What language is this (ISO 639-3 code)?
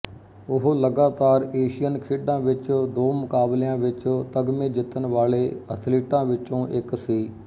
pan